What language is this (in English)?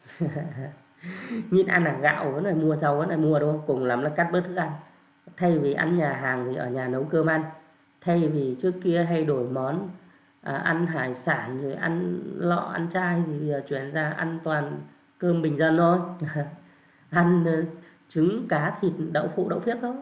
Vietnamese